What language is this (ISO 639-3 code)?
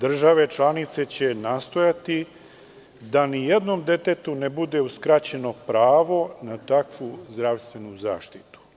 srp